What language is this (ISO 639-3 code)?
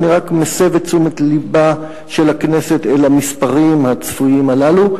heb